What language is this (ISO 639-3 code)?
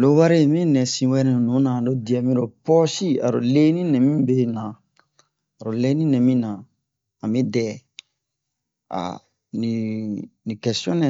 bmq